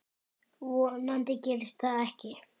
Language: Icelandic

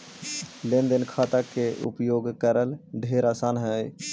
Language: Magahi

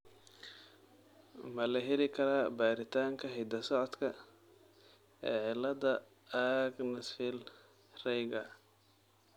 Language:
Somali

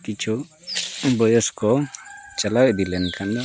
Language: Santali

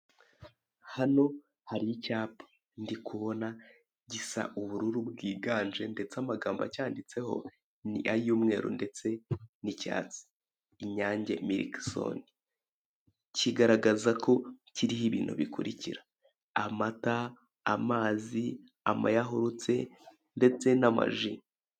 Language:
Kinyarwanda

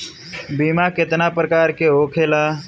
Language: Bhojpuri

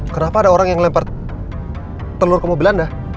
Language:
Indonesian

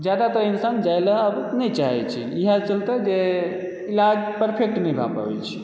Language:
Maithili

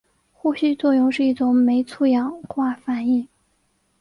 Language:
Chinese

